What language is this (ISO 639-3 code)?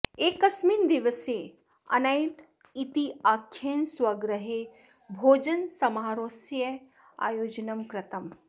san